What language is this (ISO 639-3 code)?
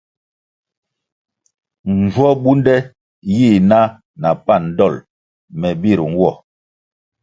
nmg